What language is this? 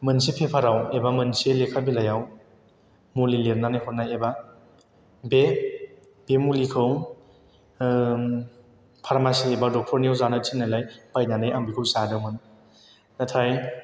Bodo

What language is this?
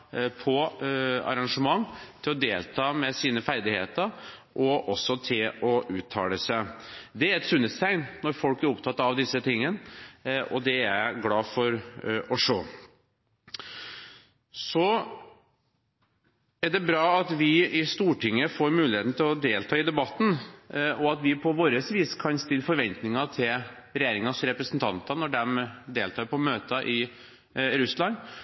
Norwegian Bokmål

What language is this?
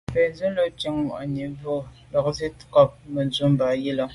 Medumba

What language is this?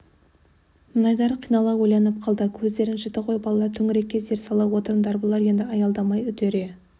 Kazakh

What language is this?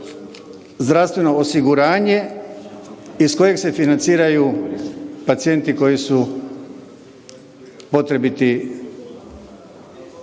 Croatian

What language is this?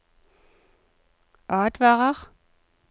Norwegian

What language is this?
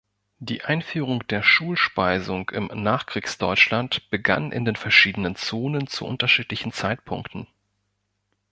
German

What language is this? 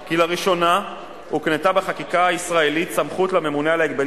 Hebrew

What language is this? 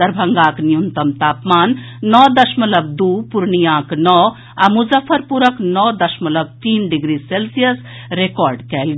Maithili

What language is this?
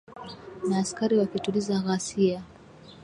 Swahili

